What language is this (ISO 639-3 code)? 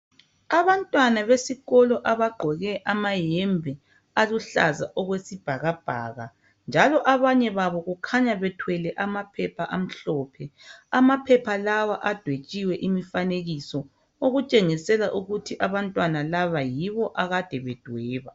nde